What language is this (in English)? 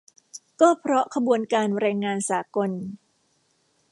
Thai